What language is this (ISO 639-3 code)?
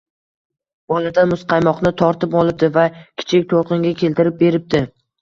uzb